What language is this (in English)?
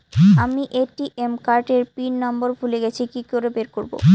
Bangla